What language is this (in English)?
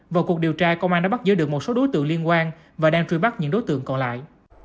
Vietnamese